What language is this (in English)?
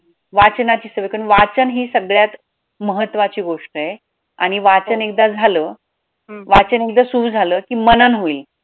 Marathi